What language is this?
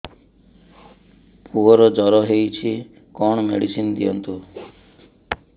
Odia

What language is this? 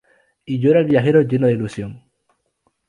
Spanish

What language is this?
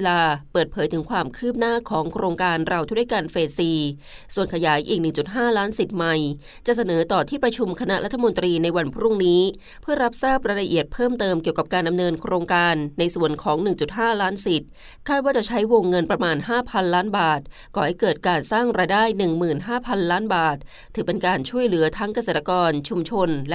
Thai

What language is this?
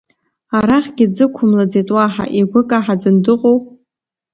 Abkhazian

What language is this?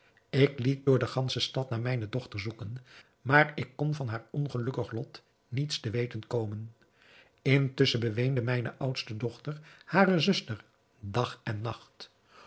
Dutch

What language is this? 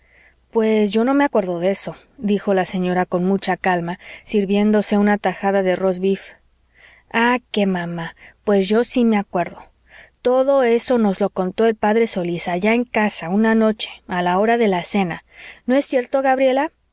Spanish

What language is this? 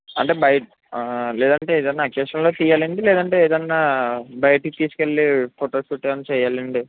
Telugu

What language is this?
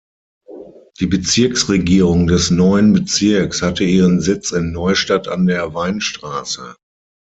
German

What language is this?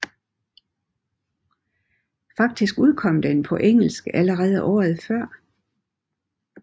Danish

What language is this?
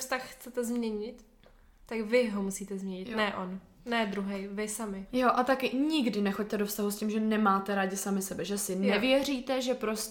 Czech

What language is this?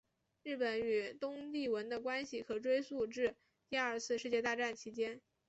Chinese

